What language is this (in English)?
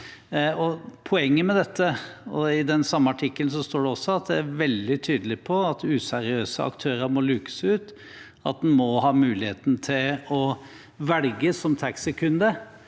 Norwegian